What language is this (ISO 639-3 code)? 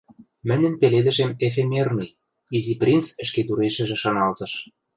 mrj